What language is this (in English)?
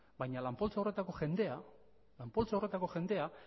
Basque